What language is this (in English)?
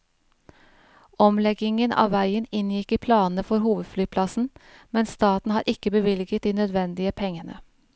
Norwegian